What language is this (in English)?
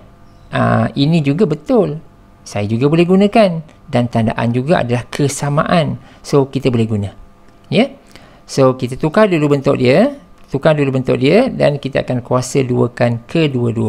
Malay